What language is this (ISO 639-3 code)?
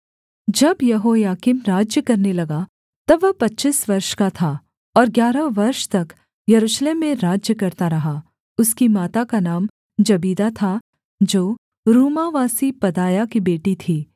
hin